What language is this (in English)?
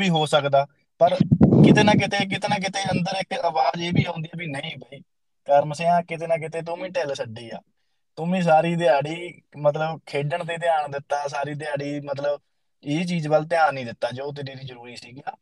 Punjabi